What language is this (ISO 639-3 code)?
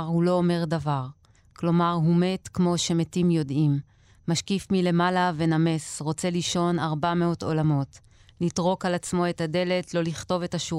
heb